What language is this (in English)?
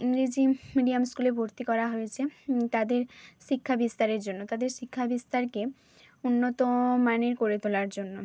Bangla